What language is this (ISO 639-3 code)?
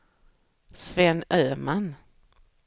swe